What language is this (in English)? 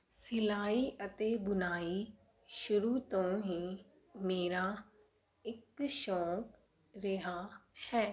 Punjabi